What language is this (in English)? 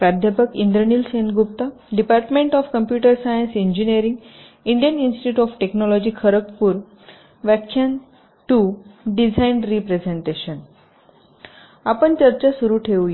Marathi